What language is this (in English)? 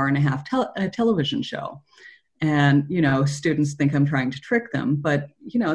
English